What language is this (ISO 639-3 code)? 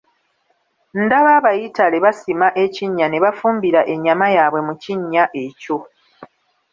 lug